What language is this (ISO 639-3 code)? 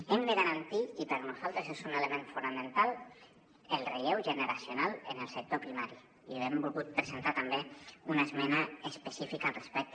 cat